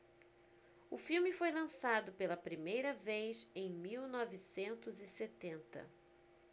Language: Portuguese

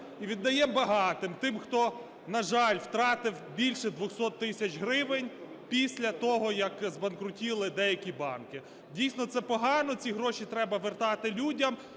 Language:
Ukrainian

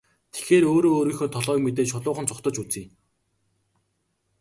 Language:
Mongolian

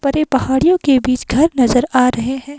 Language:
Hindi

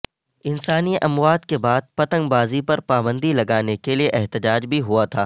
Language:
Urdu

